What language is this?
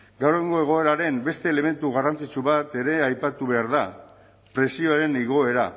Basque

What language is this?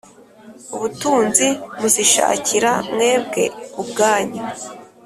Kinyarwanda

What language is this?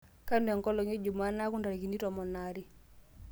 Masai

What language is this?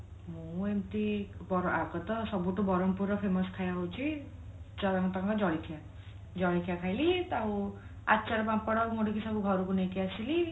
Odia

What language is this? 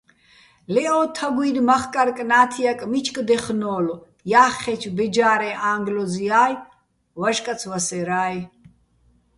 Bats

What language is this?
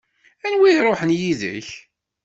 Kabyle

